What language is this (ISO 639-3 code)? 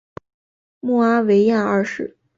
zho